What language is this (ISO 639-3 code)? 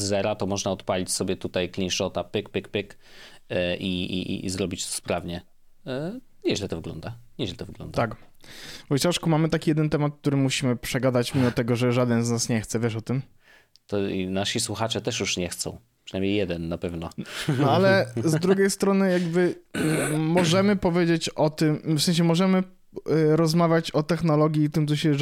pol